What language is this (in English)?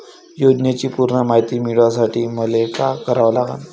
Marathi